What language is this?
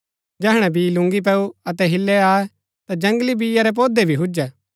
Gaddi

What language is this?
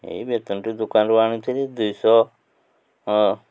Odia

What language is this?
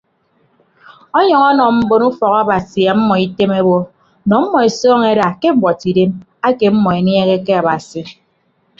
Ibibio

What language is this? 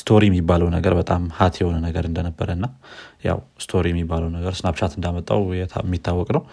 Amharic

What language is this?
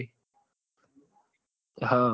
Gujarati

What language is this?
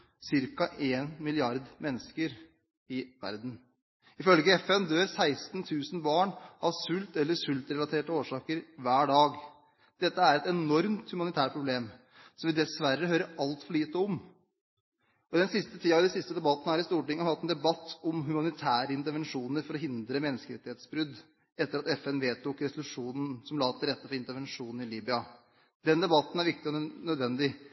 Norwegian Bokmål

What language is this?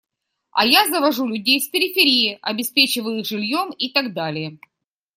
Russian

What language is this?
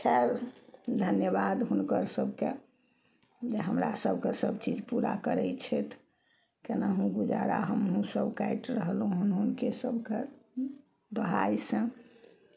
Maithili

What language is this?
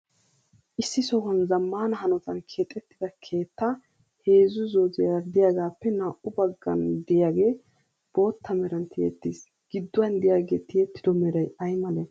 Wolaytta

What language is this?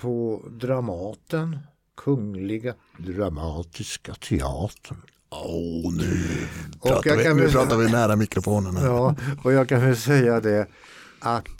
Swedish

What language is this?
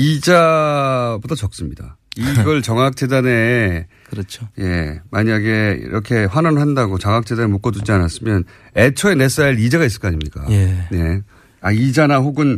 Korean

